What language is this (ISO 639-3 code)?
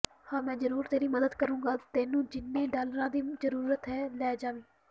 pan